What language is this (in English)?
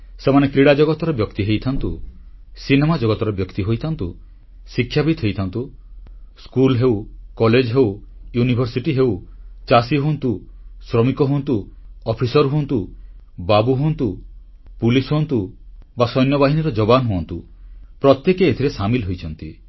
Odia